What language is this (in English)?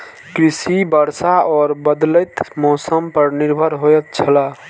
Maithili